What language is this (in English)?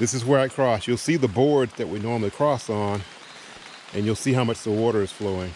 English